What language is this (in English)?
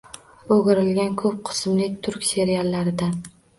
Uzbek